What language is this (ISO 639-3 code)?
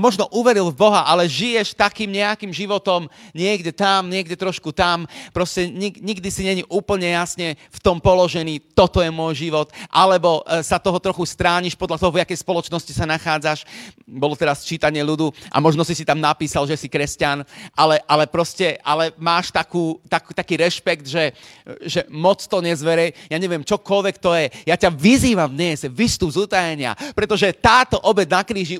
slk